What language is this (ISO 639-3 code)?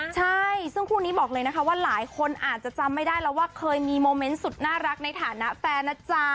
tha